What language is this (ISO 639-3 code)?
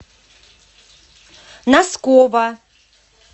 rus